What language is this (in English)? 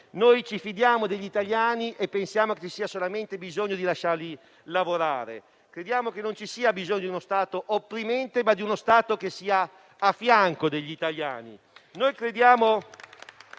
Italian